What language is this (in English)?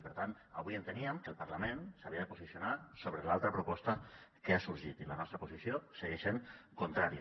Catalan